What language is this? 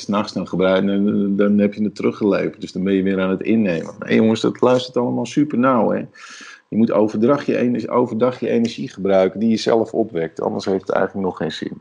Dutch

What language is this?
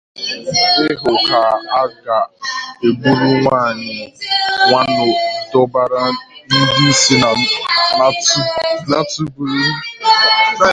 Igbo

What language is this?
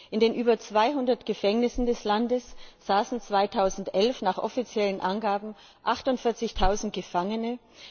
German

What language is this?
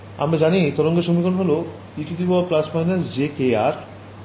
Bangla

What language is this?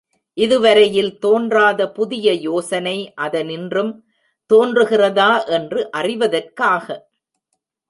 Tamil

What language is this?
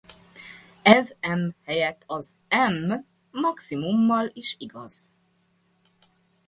Hungarian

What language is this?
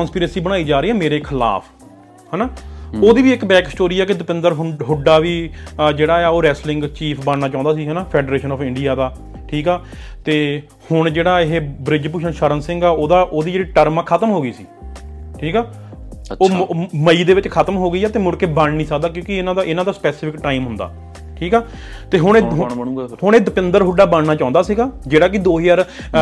Punjabi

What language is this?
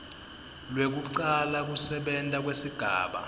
Swati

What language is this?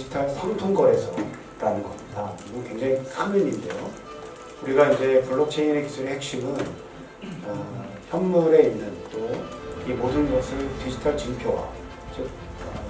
Korean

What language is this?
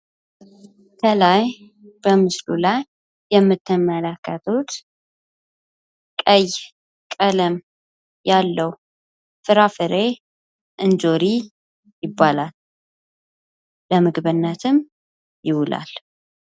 Amharic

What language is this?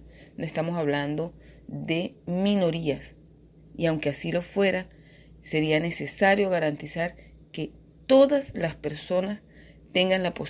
Spanish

